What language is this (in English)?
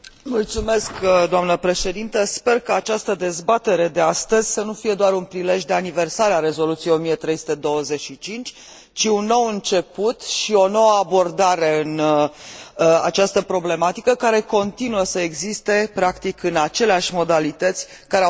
Romanian